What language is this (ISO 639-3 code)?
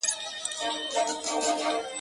pus